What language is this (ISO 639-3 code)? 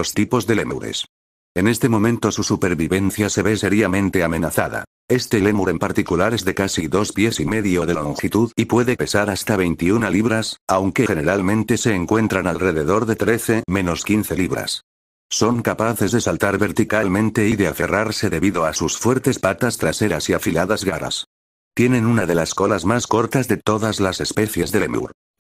spa